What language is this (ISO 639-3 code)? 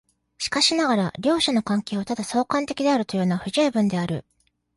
jpn